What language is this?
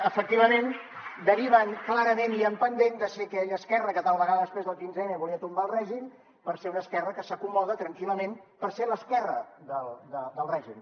Catalan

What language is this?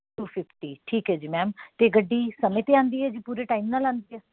Punjabi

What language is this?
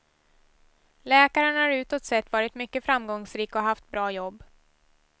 Swedish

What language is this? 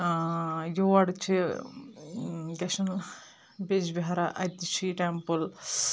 Kashmiri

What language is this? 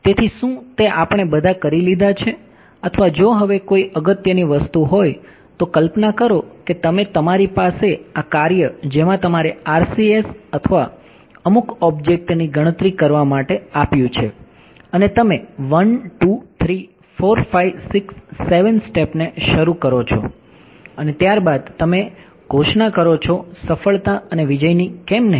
Gujarati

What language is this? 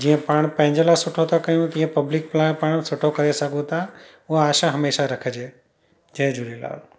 Sindhi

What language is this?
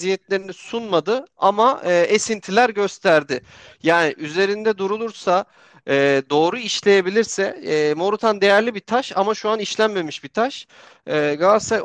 Turkish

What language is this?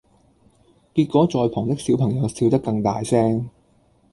Cantonese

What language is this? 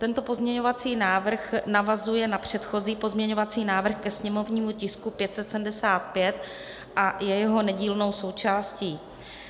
Czech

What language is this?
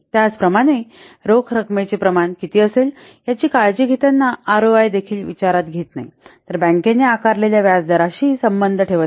Marathi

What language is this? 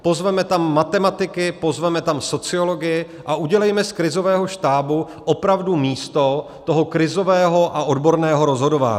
Czech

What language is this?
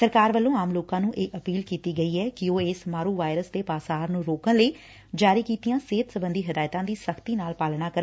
Punjabi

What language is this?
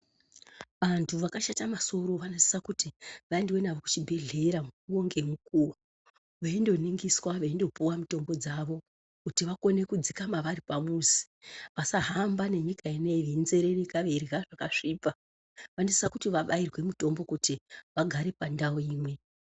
Ndau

